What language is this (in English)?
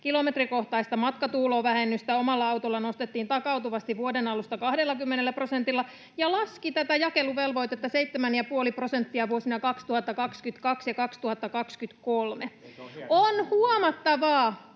Finnish